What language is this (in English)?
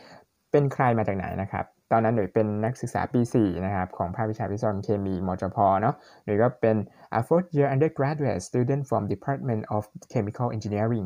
Thai